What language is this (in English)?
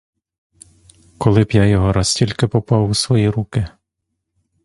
Ukrainian